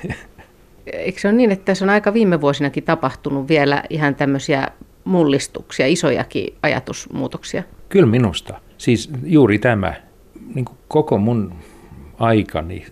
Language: Finnish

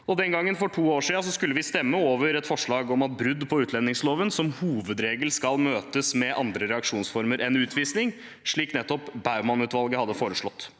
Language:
Norwegian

